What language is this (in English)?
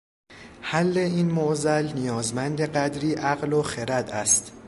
Persian